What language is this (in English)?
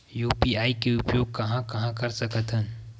Chhattisgarhi